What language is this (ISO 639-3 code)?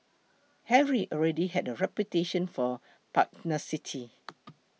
eng